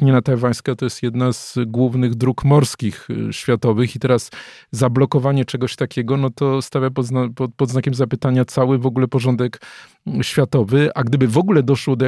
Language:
Polish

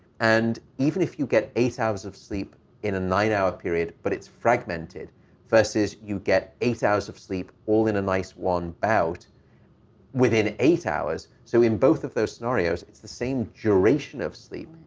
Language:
English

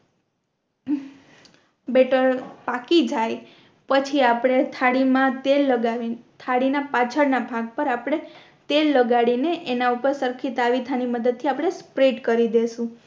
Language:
Gujarati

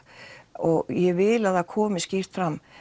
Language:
Icelandic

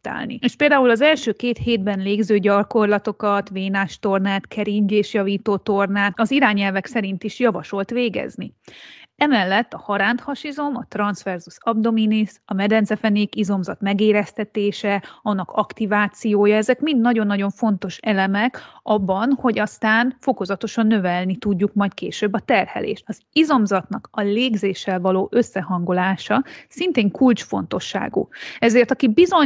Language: Hungarian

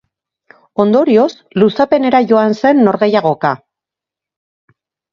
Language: Basque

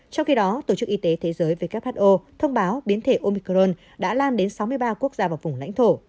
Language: Vietnamese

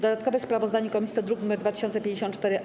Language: Polish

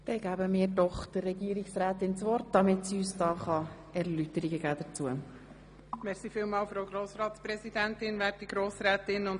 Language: Swiss German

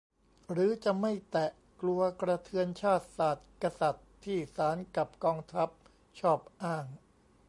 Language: Thai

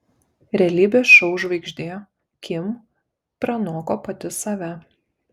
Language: Lithuanian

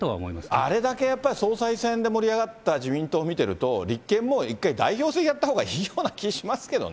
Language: Japanese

